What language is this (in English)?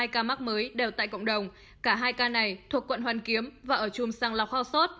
Vietnamese